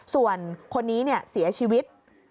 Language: Thai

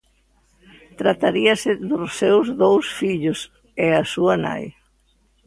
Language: Galician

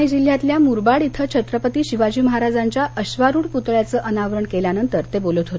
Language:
Marathi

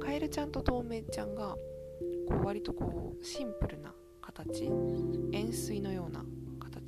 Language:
Japanese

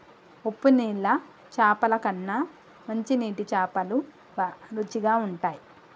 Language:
Telugu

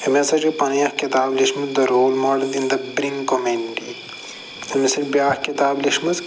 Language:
Kashmiri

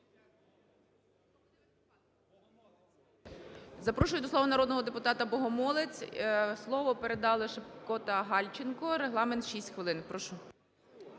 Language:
Ukrainian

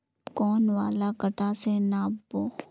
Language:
Magahi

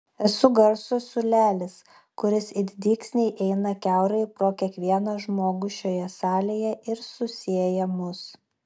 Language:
Lithuanian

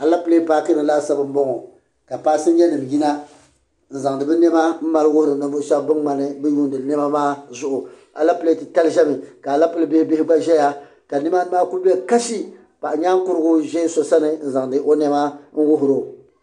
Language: Dagbani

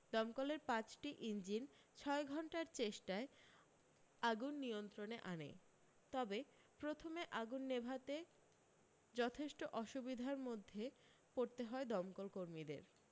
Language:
Bangla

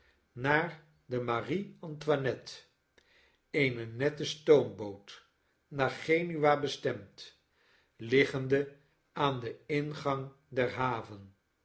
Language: Dutch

